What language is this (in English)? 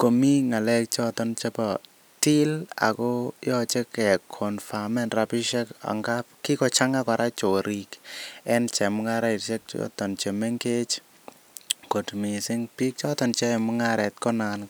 Kalenjin